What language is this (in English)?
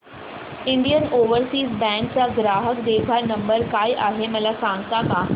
Marathi